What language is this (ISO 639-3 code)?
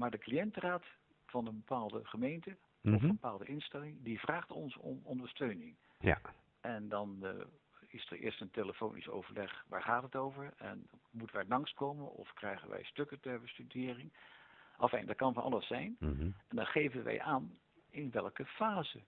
nld